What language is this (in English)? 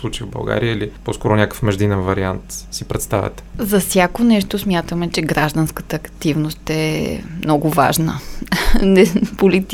Bulgarian